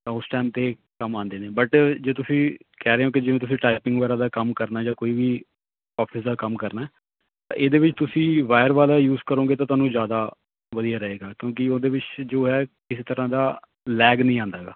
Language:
Punjabi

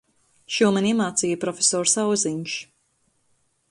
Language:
Latvian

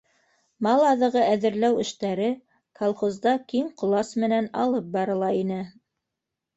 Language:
Bashkir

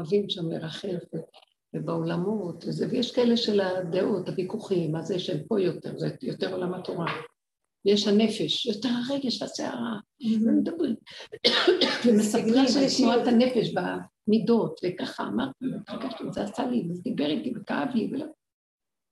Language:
Hebrew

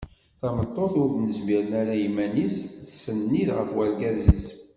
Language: Kabyle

